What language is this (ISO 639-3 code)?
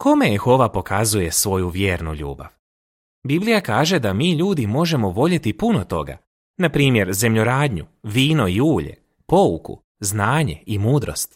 hrv